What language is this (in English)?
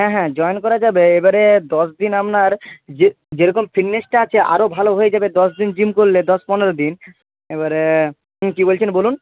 Bangla